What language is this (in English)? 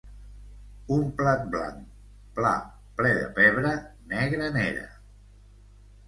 Catalan